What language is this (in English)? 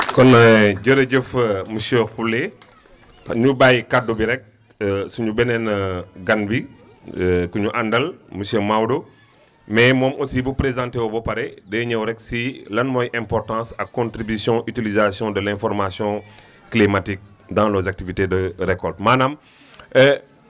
Wolof